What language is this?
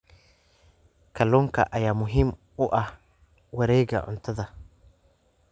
Somali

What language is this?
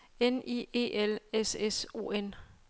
Danish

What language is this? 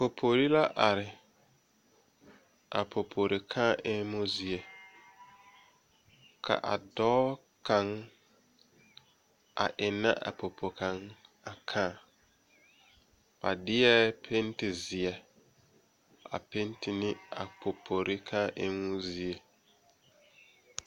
Southern Dagaare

